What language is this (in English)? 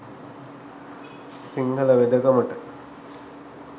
Sinhala